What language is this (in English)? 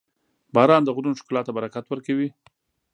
Pashto